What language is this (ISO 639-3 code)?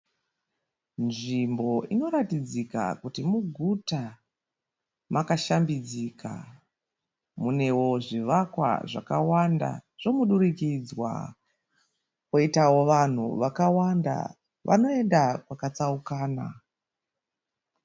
sna